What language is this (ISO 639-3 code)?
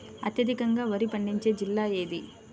tel